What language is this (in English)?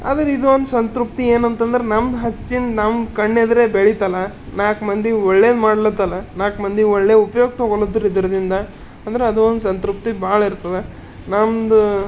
Kannada